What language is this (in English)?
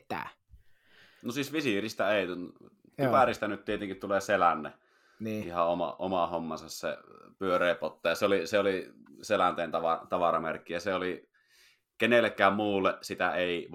Finnish